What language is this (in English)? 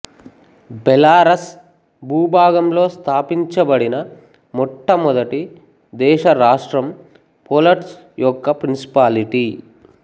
Telugu